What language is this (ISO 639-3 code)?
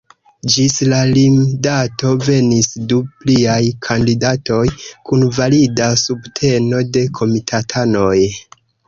epo